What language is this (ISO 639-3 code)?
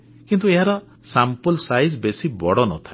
ori